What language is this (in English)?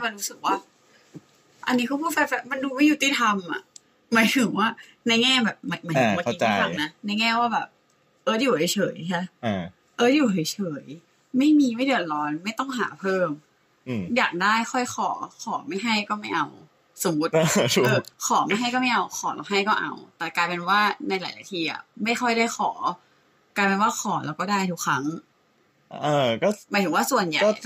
Thai